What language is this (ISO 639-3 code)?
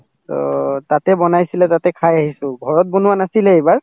asm